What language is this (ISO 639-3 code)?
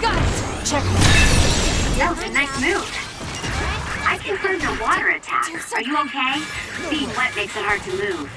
eng